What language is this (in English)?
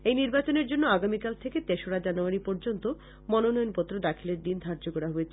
Bangla